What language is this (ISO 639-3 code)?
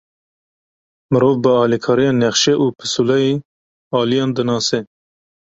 kur